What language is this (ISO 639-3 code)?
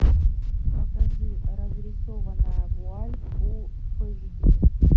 rus